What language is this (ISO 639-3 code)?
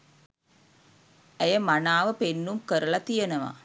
sin